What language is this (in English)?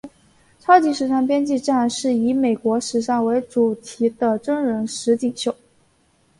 Chinese